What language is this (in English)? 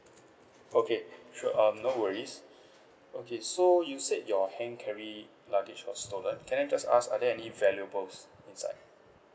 English